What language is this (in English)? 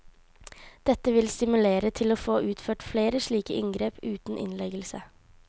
Norwegian